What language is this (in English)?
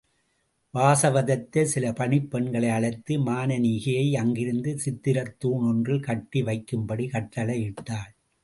Tamil